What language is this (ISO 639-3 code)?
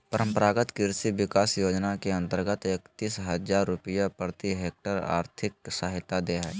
mag